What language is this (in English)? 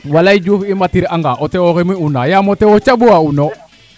Serer